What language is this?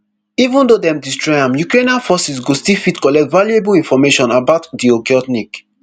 Nigerian Pidgin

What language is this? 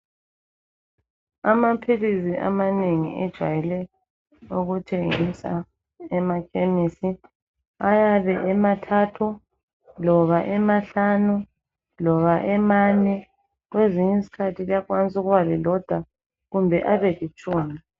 North Ndebele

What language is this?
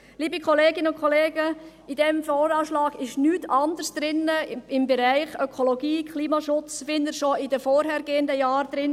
Swiss German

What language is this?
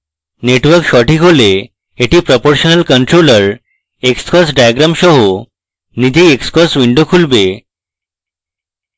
Bangla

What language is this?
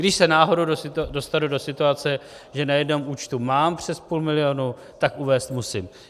Czech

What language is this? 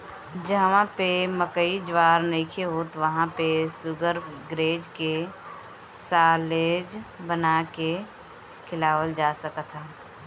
Bhojpuri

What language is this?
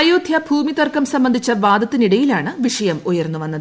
Malayalam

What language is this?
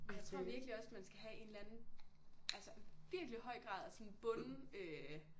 Danish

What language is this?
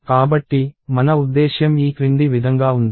Telugu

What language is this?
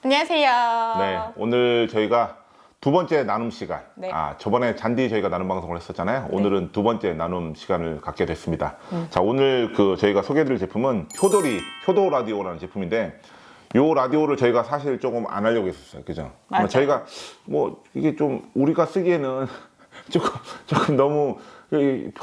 Korean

